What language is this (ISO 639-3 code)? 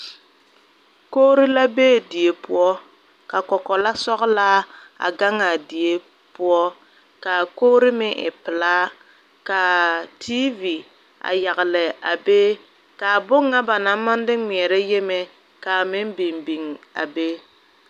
dga